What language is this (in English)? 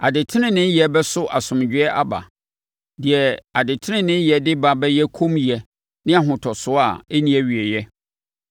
Akan